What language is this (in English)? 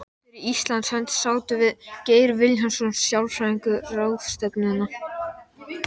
Icelandic